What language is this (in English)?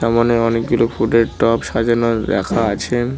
Bangla